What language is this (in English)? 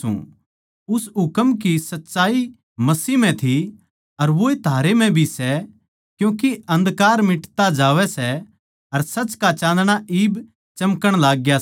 Haryanvi